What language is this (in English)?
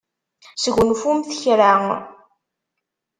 Kabyle